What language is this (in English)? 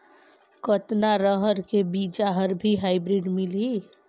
Chhattisgarhi